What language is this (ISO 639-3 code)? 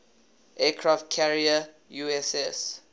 eng